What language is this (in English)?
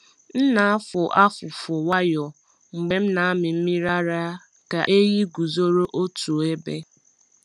Igbo